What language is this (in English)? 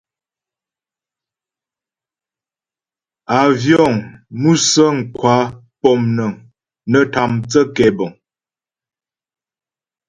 Ghomala